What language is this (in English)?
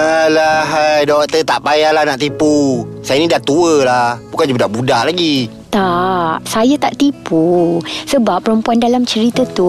Malay